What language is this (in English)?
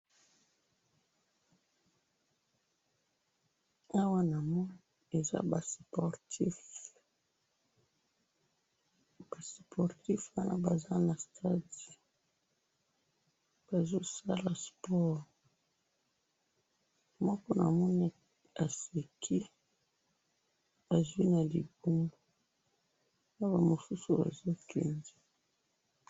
Lingala